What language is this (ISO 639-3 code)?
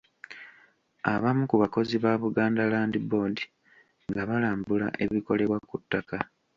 lug